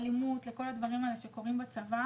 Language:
Hebrew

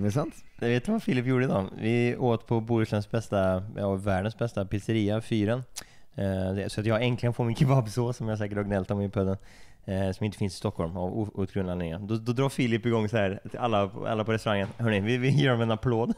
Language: Swedish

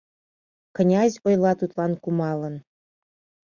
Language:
Mari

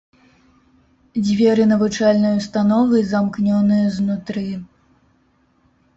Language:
Belarusian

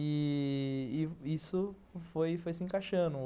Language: Portuguese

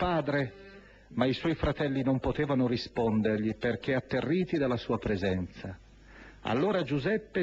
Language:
Italian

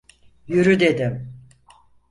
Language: Turkish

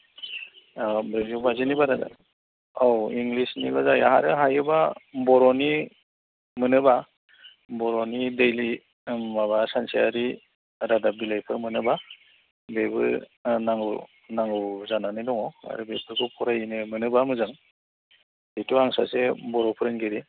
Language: Bodo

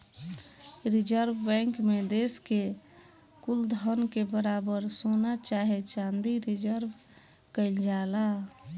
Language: Bhojpuri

